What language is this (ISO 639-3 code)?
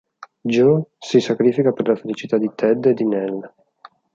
ita